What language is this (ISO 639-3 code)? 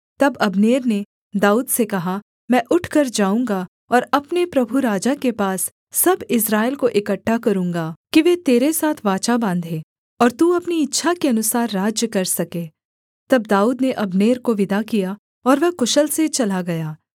hin